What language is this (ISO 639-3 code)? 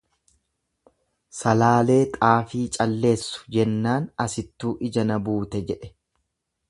orm